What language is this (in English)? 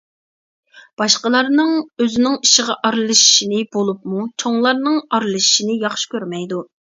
Uyghur